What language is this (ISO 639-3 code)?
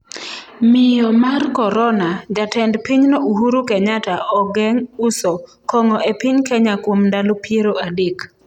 luo